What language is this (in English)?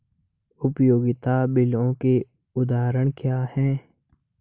Hindi